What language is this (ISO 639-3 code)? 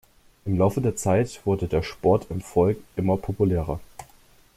deu